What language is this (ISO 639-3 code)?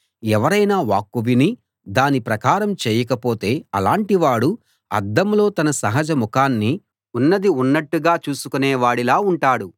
tel